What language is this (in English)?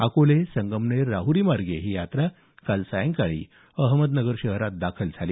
Marathi